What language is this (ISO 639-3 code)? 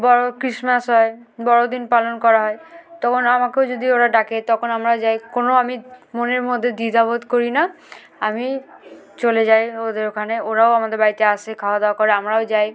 ben